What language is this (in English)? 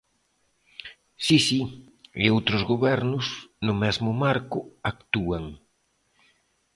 Galician